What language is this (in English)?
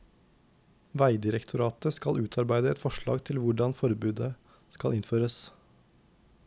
Norwegian